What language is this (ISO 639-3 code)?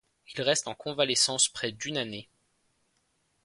fra